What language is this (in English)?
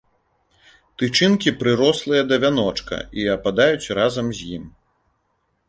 Belarusian